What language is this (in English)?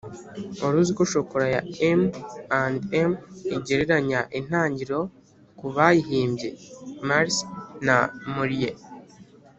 Kinyarwanda